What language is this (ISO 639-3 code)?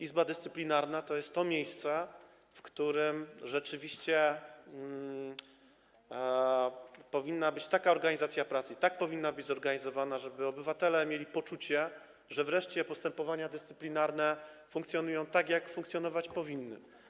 pol